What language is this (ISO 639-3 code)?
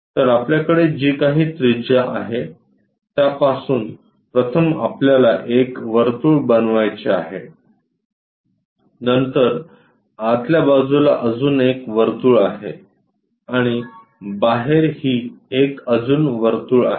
mar